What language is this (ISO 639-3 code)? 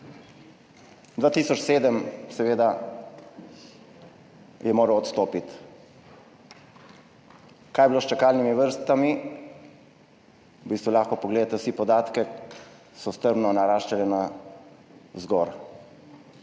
slv